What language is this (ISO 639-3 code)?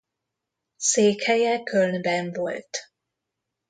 hun